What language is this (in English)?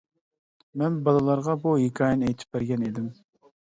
Uyghur